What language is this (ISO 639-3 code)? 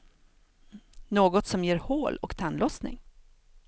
swe